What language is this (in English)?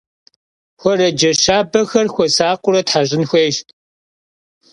Kabardian